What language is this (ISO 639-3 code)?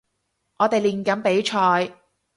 yue